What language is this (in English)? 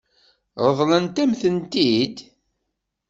Kabyle